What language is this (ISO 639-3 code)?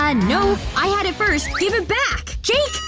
eng